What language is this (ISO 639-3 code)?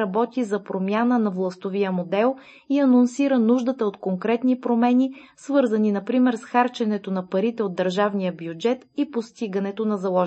bul